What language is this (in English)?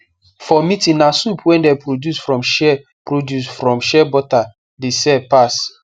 Nigerian Pidgin